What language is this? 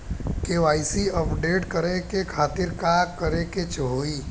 Bhojpuri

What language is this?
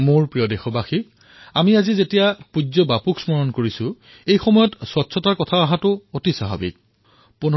Assamese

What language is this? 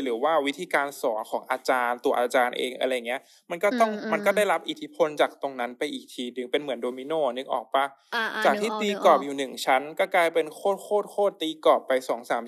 Thai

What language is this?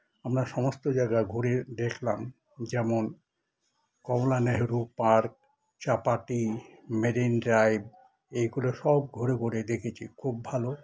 Bangla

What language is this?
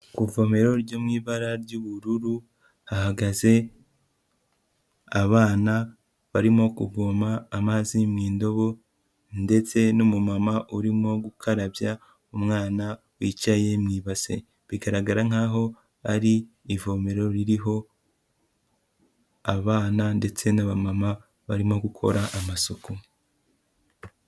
Kinyarwanda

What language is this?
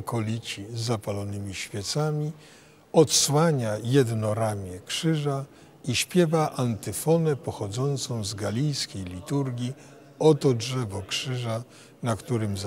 Polish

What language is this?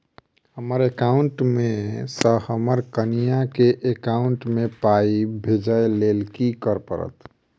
Maithili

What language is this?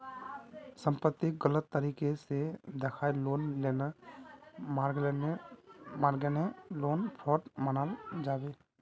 Magahi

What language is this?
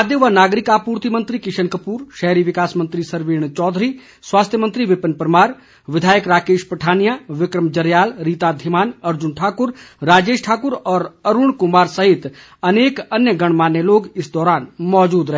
Hindi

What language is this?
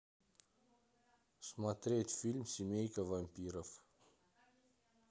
Russian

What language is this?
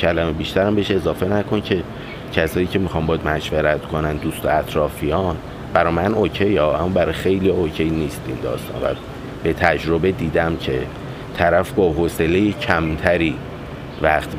Persian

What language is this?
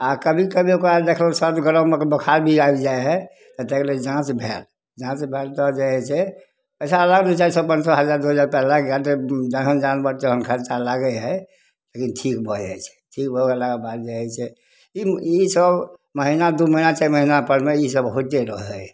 Maithili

